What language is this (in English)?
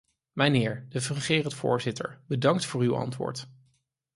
Dutch